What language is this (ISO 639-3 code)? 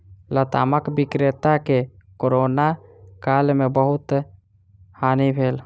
mai